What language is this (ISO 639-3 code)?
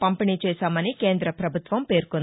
tel